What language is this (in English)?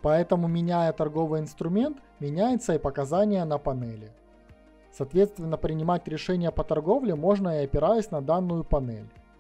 Russian